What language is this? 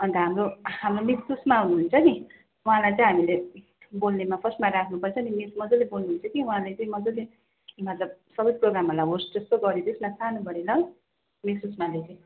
Nepali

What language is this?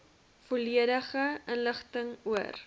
Afrikaans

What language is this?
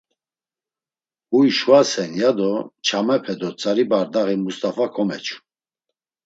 Laz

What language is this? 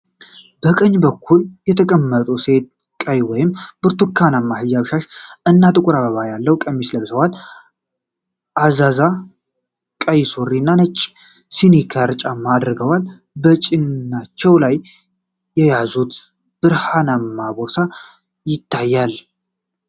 Amharic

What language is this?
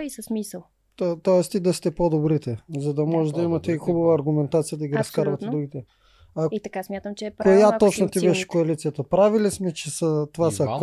Bulgarian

